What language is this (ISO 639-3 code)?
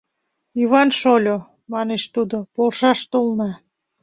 chm